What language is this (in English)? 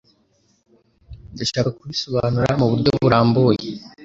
Kinyarwanda